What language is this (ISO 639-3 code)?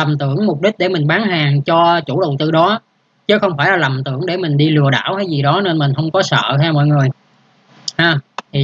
vie